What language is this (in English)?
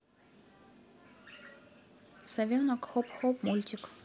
Russian